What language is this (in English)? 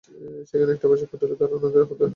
Bangla